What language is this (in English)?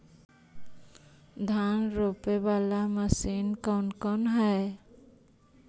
Magahi